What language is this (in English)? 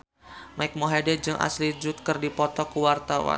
Sundanese